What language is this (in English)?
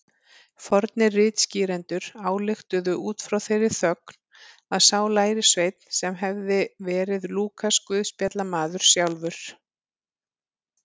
Icelandic